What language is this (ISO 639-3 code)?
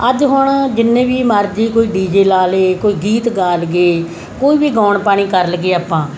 pan